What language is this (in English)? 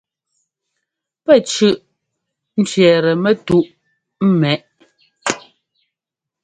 Ngomba